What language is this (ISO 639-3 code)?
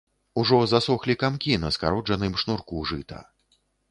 bel